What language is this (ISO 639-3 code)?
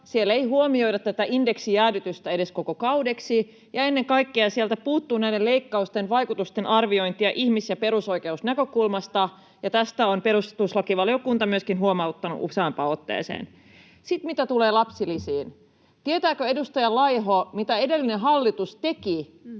fin